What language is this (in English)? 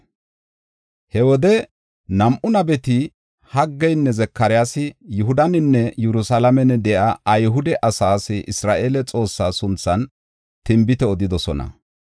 Gofa